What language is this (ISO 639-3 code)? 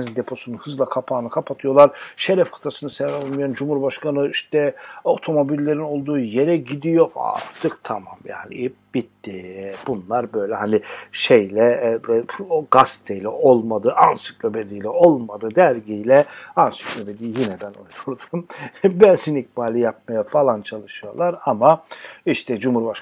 tur